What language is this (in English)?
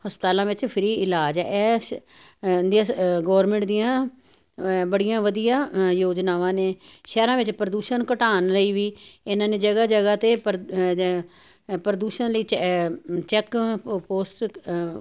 Punjabi